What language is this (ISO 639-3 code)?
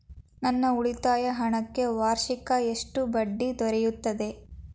kan